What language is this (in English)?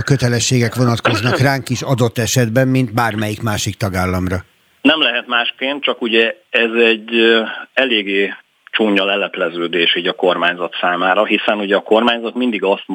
Hungarian